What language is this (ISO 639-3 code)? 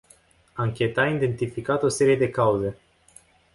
ron